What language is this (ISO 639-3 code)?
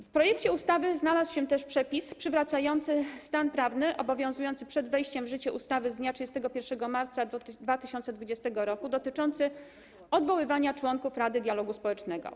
pol